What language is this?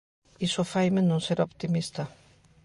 Galician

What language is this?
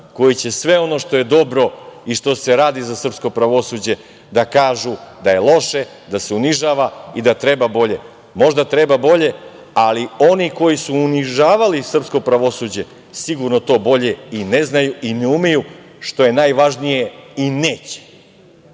Serbian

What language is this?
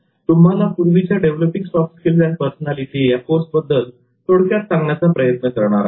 Marathi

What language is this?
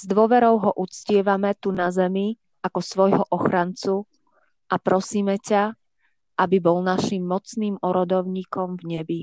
Slovak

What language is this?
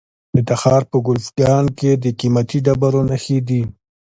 Pashto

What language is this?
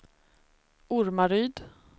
Swedish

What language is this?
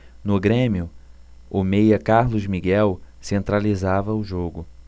Portuguese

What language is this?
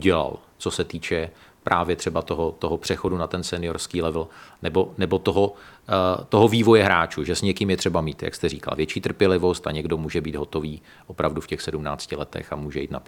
Czech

